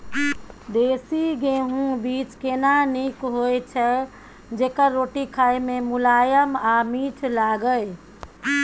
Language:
Maithili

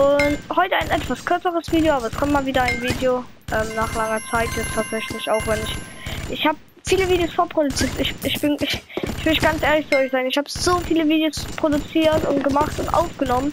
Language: German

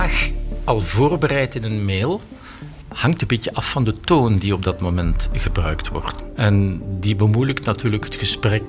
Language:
Dutch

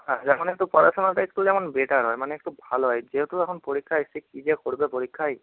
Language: Bangla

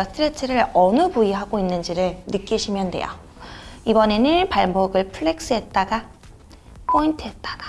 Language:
Korean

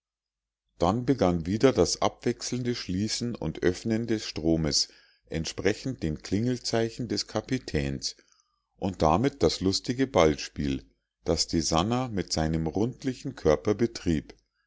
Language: German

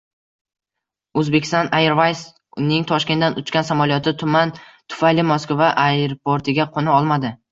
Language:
Uzbek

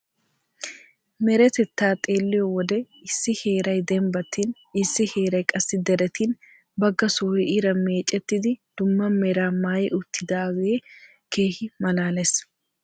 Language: Wolaytta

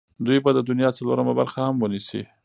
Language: Pashto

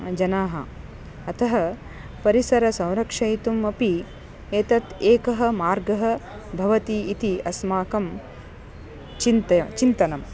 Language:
Sanskrit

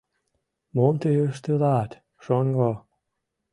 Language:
Mari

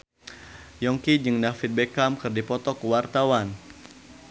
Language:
Sundanese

